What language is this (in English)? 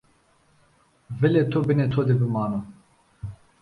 Zaza